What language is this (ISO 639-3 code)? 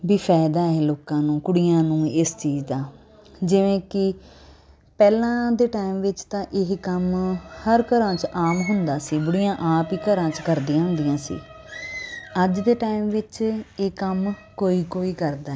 pan